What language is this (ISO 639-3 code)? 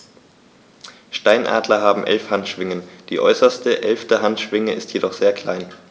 deu